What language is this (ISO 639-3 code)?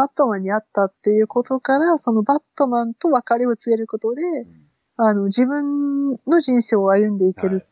jpn